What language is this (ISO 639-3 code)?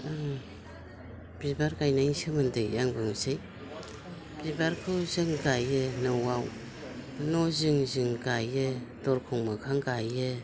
brx